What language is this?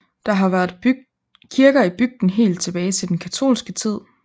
Danish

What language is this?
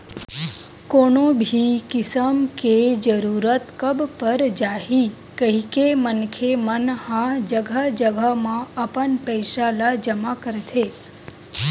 Chhattisgarhi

